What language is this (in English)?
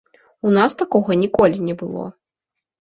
Belarusian